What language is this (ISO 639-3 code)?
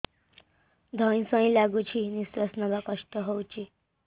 ori